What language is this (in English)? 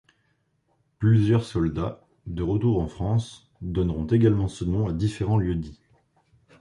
French